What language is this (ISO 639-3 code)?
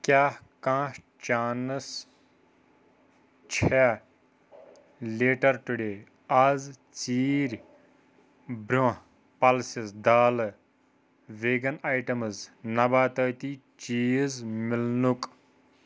kas